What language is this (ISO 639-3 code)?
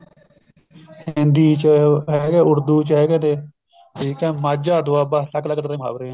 pan